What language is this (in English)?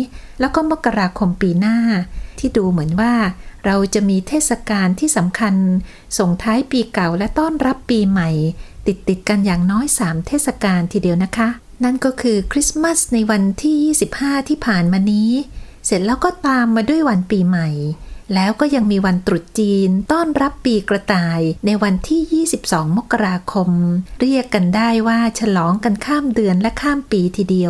Thai